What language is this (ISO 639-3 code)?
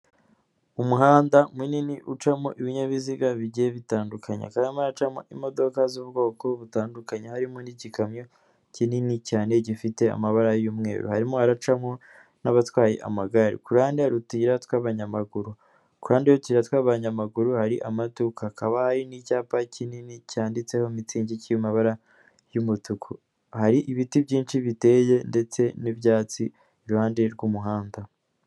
kin